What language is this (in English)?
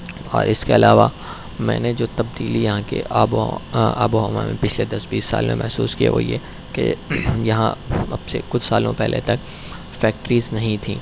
Urdu